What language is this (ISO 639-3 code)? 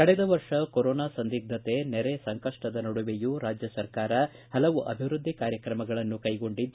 kan